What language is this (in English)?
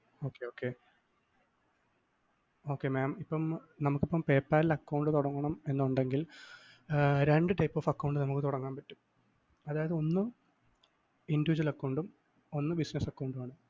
Malayalam